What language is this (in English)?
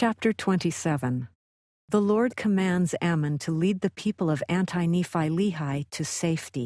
English